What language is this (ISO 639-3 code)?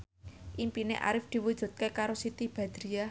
jav